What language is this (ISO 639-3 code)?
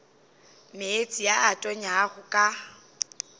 nso